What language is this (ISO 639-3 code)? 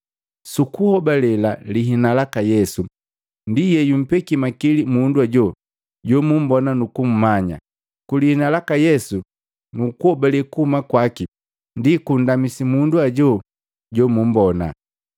mgv